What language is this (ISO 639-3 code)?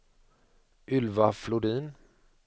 swe